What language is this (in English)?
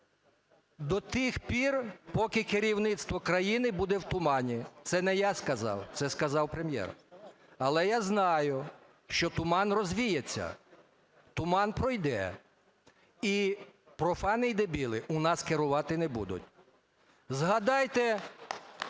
Ukrainian